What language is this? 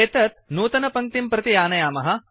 Sanskrit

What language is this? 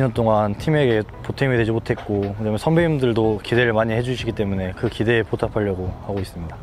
Korean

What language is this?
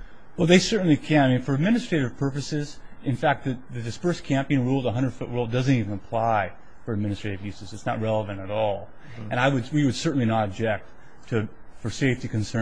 English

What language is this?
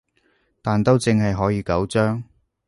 Cantonese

